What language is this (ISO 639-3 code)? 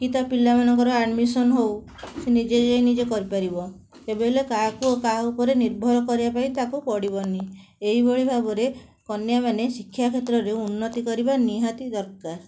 ori